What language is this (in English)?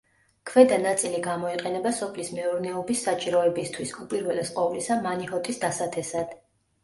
Georgian